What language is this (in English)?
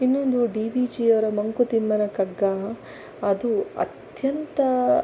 Kannada